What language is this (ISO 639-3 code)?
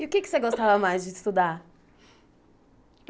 por